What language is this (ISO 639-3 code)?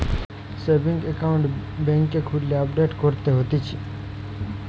ben